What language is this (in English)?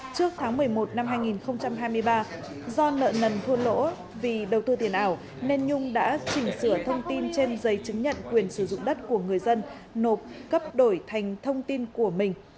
Vietnamese